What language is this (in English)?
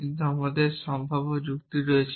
Bangla